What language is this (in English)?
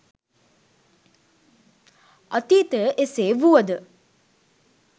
Sinhala